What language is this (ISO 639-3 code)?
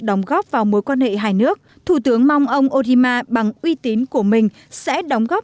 vie